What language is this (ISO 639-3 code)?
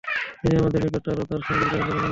ben